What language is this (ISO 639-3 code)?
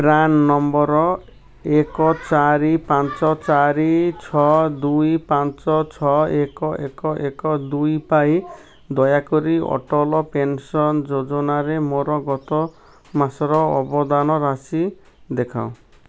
ori